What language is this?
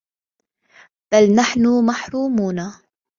Arabic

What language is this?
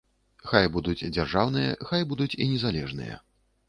Belarusian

